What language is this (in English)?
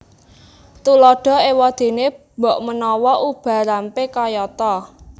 Javanese